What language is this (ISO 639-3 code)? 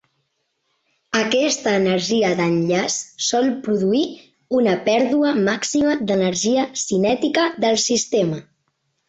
cat